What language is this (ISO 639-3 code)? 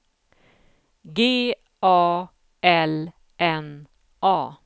swe